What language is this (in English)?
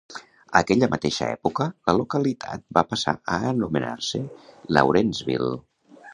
Catalan